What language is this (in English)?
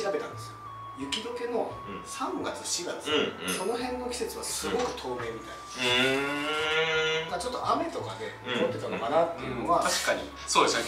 Japanese